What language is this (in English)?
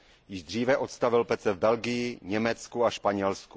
Czech